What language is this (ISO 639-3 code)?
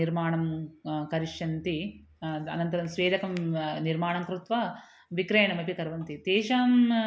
san